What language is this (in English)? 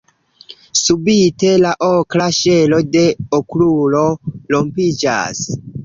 Esperanto